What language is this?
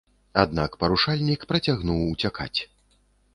Belarusian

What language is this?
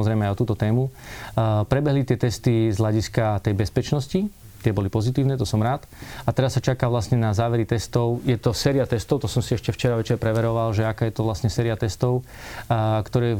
Slovak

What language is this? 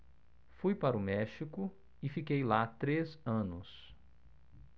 Portuguese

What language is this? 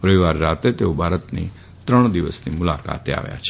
Gujarati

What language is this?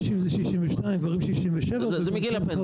Hebrew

